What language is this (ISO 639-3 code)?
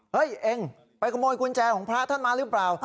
tha